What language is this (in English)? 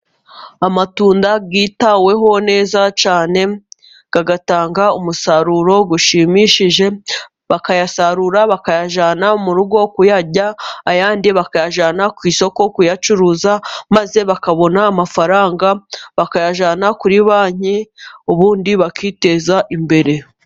Kinyarwanda